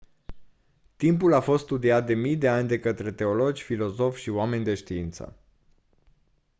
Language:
Romanian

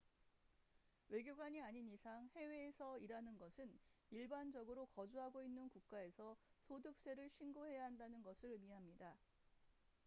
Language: Korean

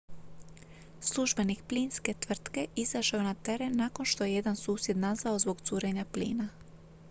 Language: Croatian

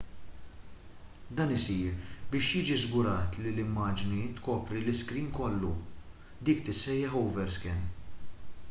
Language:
Maltese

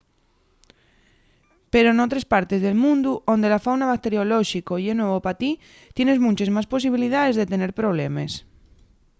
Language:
Asturian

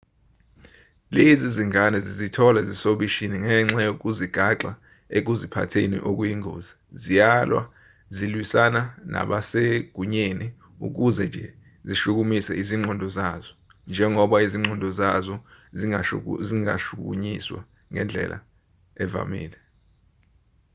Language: Zulu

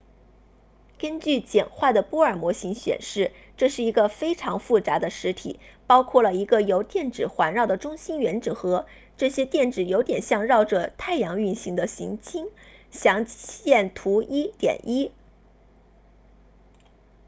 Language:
Chinese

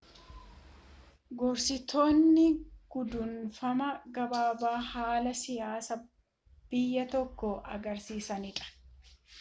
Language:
Oromo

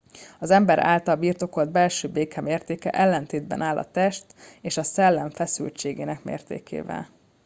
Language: Hungarian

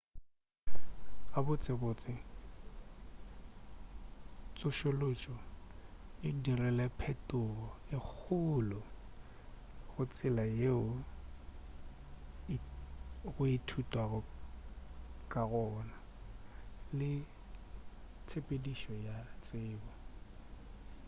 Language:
Northern Sotho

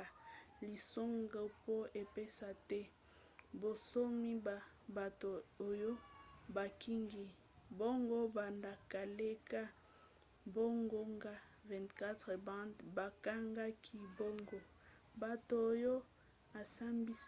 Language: Lingala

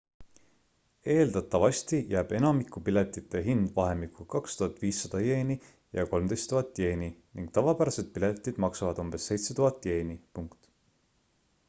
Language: Estonian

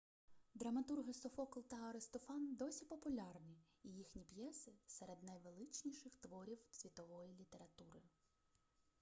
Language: Ukrainian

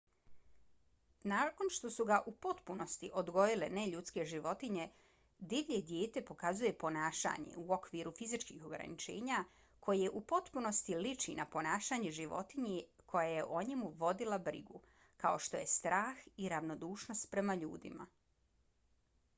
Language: Bosnian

